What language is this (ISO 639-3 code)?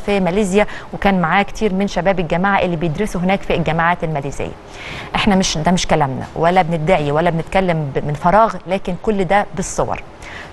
ara